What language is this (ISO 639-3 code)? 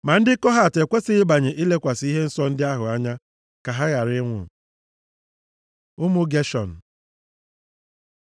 ibo